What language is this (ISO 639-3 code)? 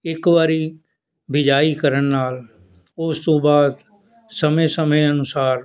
pan